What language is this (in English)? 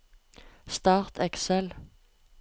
Norwegian